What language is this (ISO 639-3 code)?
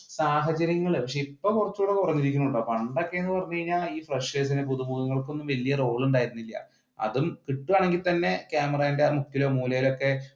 mal